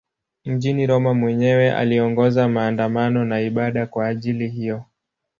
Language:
Swahili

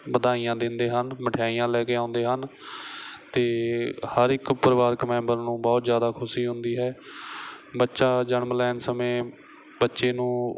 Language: Punjabi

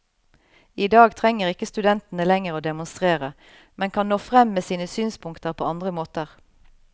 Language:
Norwegian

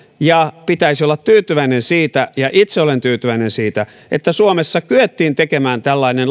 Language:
Finnish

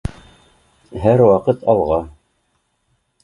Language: Bashkir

